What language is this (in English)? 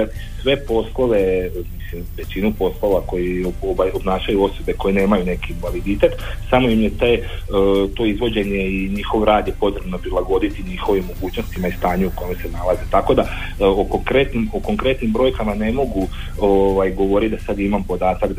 Croatian